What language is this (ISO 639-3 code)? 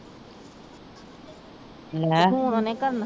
pan